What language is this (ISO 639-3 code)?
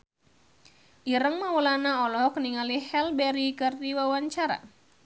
sun